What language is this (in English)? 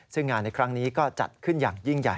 Thai